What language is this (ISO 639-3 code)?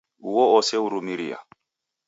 dav